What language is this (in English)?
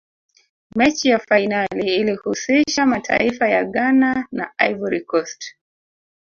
Swahili